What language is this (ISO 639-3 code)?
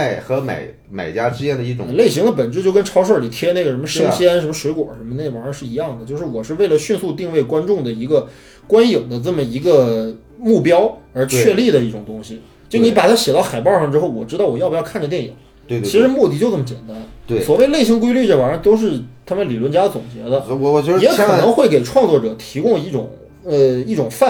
zho